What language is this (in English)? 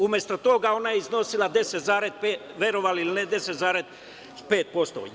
Serbian